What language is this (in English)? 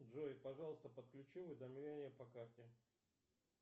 Russian